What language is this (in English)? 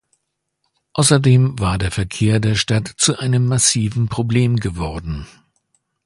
German